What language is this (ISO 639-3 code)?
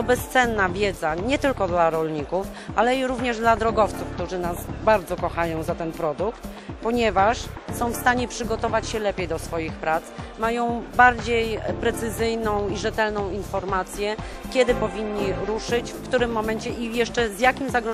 pol